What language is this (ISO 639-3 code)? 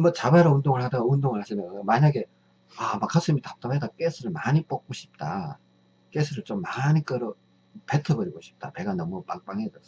kor